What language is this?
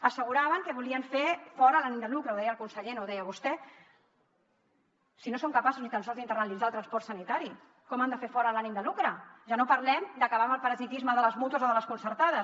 Catalan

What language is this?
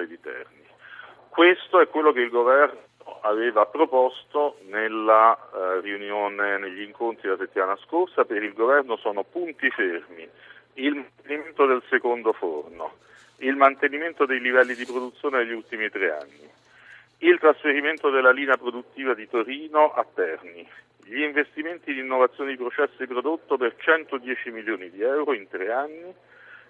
Italian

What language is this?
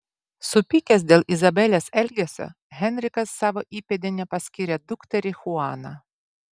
Lithuanian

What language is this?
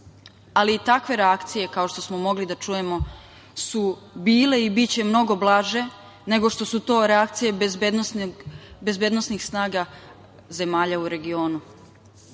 Serbian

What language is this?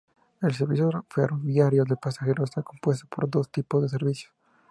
Spanish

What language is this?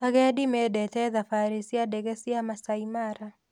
Kikuyu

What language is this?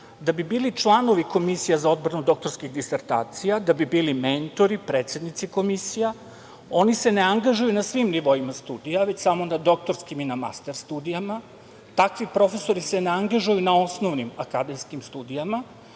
Serbian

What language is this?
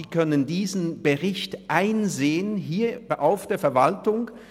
Swiss German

